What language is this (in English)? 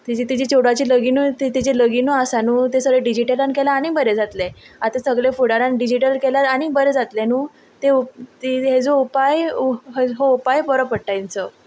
Konkani